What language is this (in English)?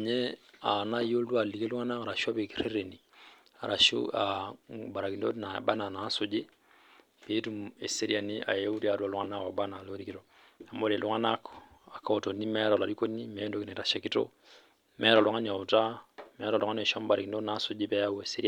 Masai